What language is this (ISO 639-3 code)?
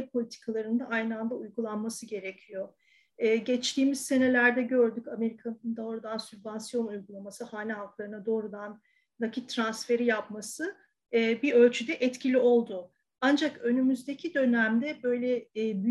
tur